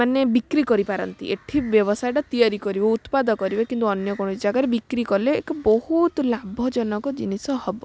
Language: Odia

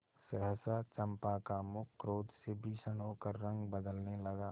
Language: Hindi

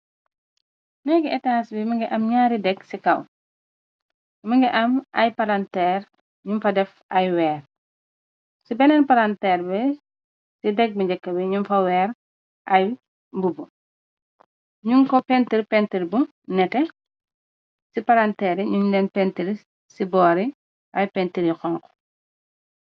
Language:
Wolof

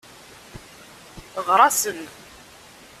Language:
Kabyle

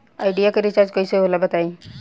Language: Bhojpuri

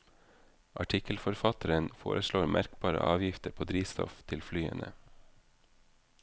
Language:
Norwegian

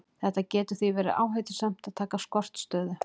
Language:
Icelandic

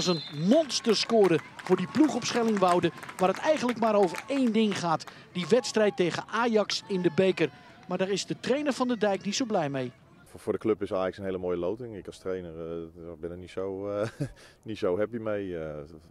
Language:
Dutch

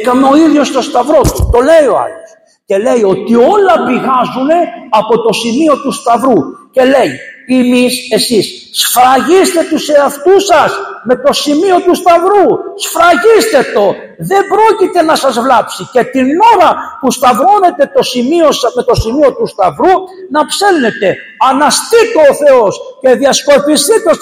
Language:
Greek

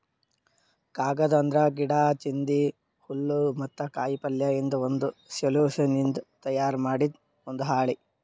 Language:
Kannada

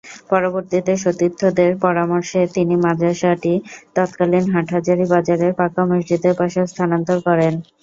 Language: Bangla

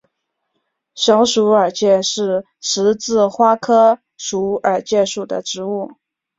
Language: Chinese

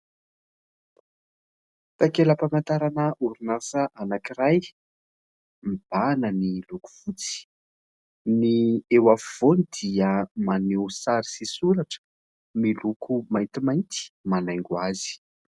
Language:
Malagasy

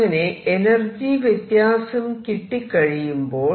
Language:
Malayalam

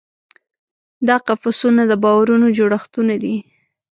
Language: Pashto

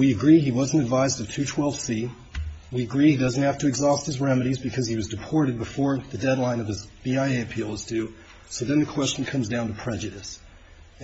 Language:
English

